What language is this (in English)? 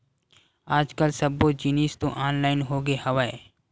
Chhattisgarhi